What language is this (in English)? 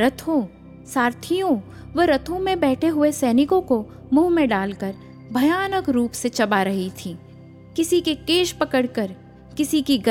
Hindi